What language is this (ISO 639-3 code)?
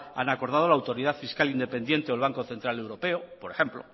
spa